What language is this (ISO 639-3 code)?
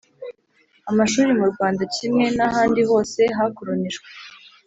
kin